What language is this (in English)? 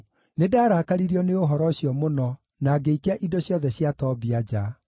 Kikuyu